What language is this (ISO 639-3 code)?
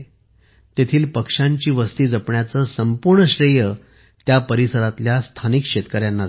mar